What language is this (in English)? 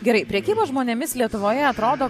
Lithuanian